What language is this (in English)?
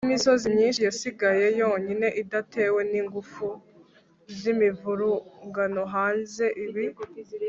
Kinyarwanda